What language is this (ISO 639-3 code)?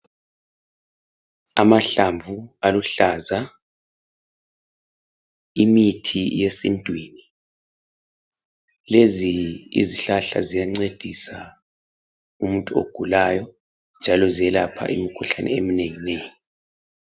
nde